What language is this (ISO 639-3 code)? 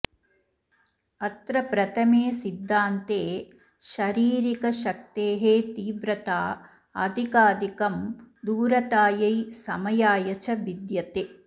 san